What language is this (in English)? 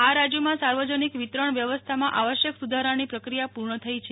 Gujarati